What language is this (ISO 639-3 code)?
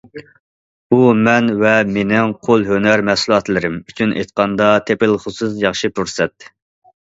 uig